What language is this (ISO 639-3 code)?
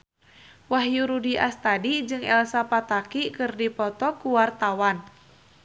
sun